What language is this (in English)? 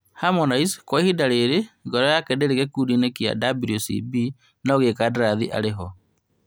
Kikuyu